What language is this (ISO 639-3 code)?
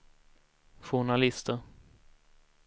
swe